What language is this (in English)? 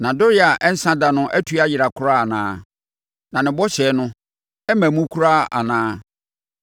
Akan